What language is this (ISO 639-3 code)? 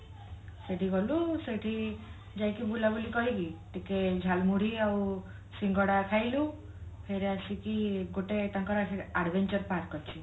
ori